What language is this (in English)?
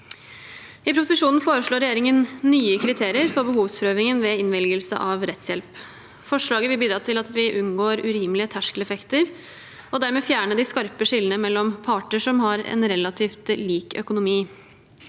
Norwegian